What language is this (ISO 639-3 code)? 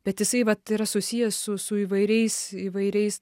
lit